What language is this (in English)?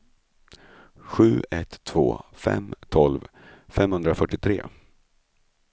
Swedish